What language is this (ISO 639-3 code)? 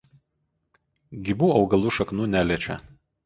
lit